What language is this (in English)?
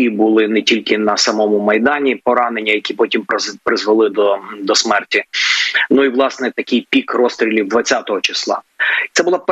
Ukrainian